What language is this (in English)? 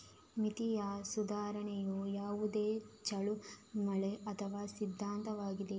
Kannada